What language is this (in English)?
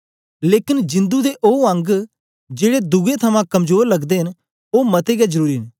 Dogri